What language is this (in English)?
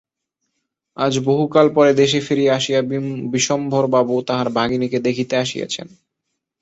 Bangla